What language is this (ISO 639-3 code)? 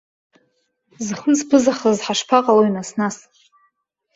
abk